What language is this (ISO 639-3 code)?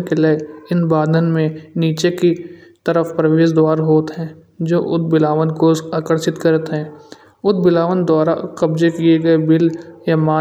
bjj